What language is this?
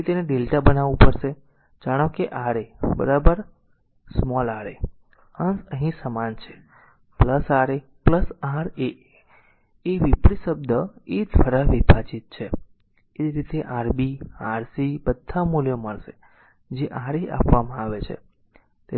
Gujarati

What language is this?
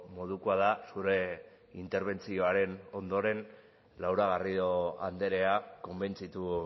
Basque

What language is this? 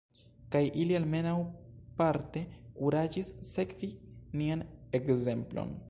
Esperanto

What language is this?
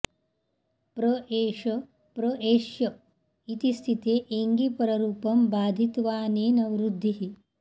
Sanskrit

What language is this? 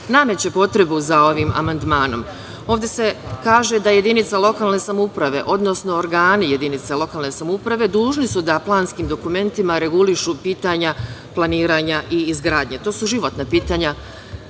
Serbian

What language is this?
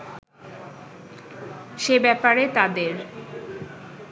Bangla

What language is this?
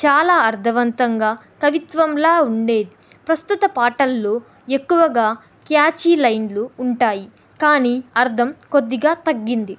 Telugu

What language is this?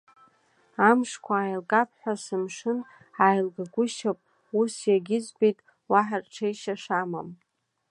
Abkhazian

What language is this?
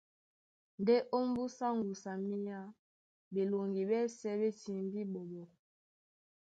Duala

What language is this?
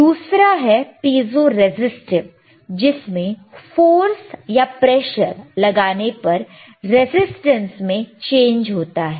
Hindi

